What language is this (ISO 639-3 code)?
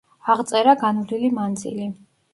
kat